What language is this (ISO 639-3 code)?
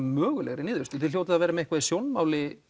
isl